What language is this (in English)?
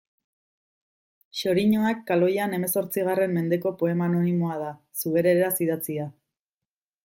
Basque